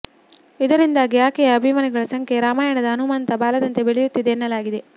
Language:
Kannada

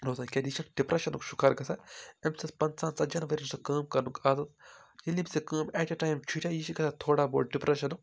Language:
Kashmiri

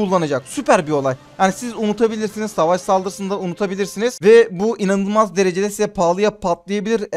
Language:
Turkish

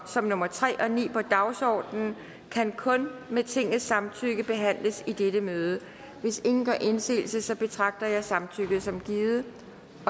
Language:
Danish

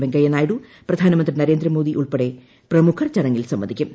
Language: Malayalam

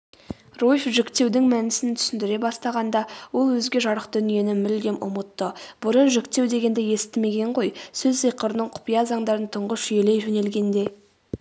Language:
Kazakh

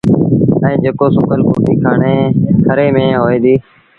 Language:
Sindhi Bhil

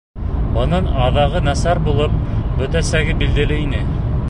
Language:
Bashkir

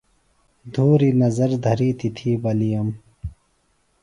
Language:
Phalura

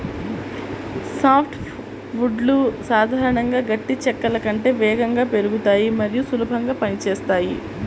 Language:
Telugu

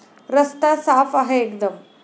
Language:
Marathi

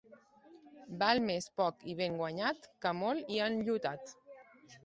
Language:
Catalan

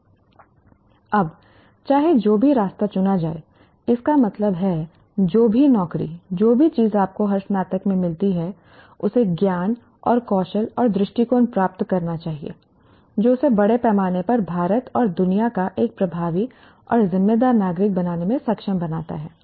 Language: Hindi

